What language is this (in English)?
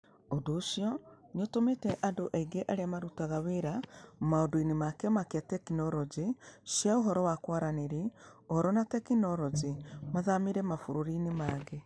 Kikuyu